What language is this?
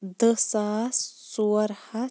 Kashmiri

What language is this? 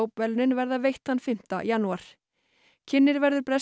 Icelandic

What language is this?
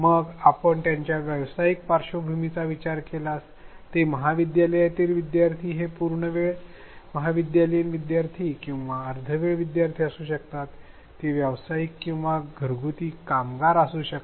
Marathi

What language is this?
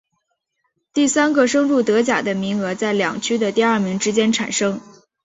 Chinese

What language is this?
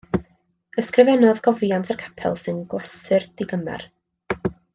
Welsh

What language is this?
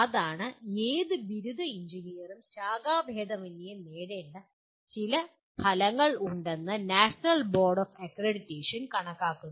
Malayalam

